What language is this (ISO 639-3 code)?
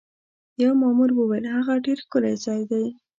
pus